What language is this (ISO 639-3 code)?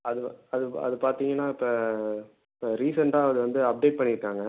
tam